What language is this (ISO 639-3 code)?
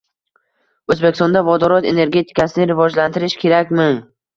uzb